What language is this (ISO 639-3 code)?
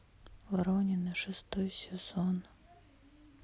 rus